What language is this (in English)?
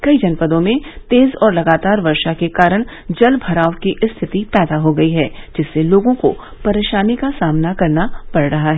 Hindi